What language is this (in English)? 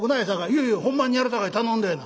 Japanese